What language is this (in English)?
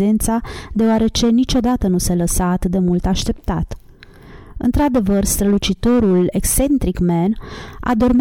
Romanian